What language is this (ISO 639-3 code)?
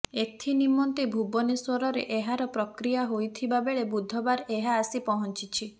ori